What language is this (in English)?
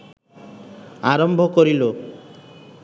Bangla